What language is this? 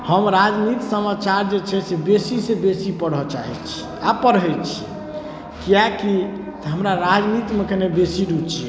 Maithili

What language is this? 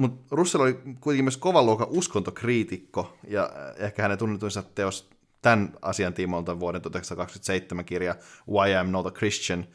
Finnish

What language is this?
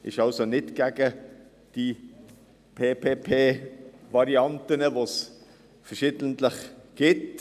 Swiss German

